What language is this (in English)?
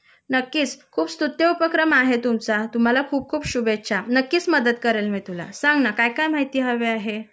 Marathi